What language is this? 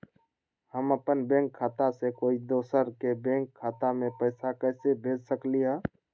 Magahi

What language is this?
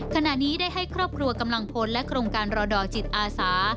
Thai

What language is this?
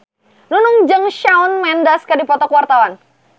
Sundanese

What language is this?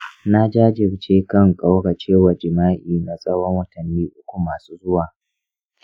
Hausa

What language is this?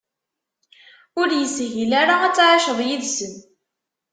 Kabyle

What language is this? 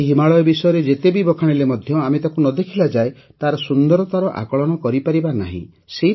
Odia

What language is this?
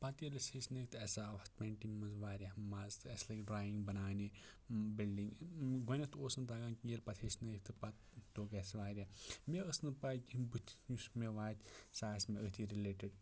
Kashmiri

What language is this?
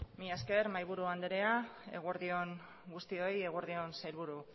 Basque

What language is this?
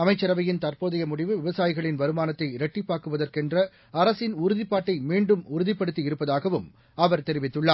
Tamil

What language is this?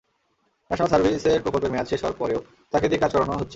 Bangla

